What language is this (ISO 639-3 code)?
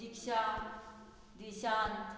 kok